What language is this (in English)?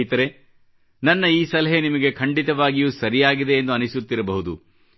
Kannada